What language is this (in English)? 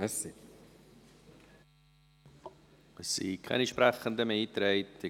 Swiss German